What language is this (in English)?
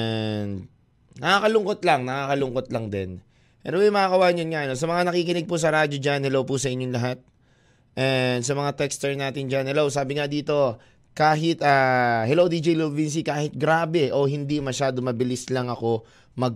Filipino